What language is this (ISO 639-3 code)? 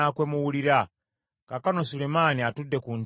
lug